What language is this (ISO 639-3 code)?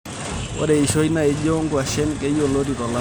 mas